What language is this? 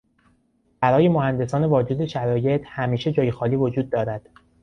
Persian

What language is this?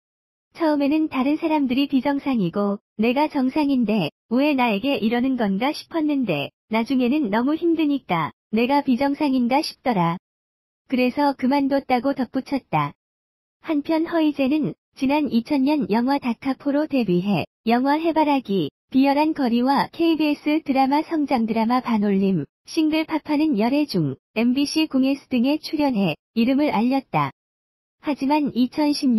Korean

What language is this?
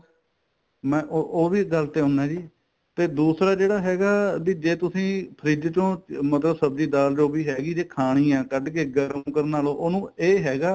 Punjabi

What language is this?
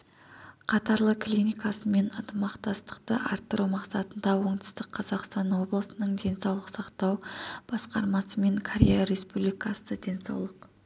Kazakh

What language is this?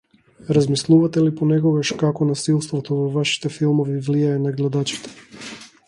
Macedonian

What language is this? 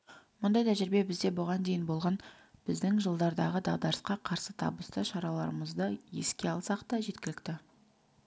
Kazakh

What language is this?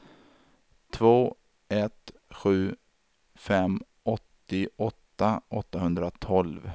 Swedish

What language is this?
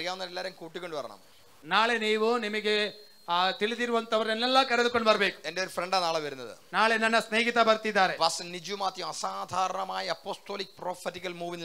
Malayalam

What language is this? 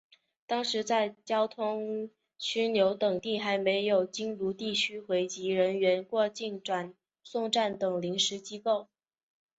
Chinese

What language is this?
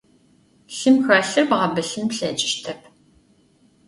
Adyghe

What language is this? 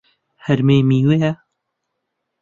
Central Kurdish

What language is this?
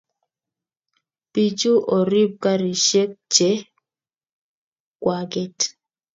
Kalenjin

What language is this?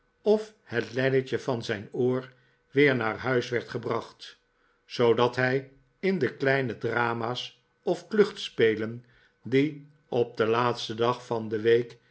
Dutch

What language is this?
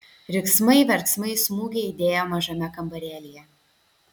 Lithuanian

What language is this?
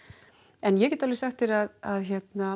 Icelandic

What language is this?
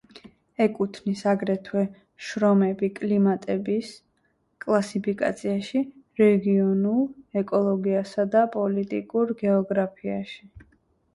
Georgian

